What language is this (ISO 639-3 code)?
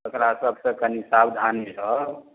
mai